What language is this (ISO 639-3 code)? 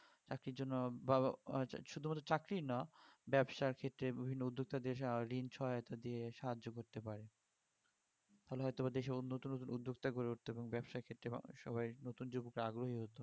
ben